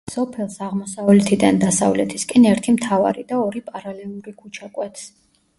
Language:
Georgian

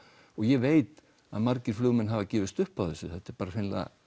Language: Icelandic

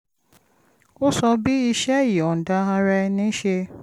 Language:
Yoruba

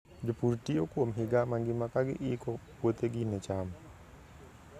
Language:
Luo (Kenya and Tanzania)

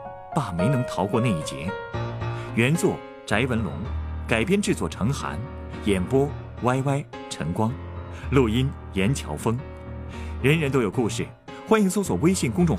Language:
Chinese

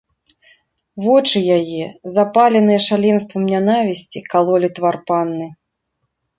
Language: Belarusian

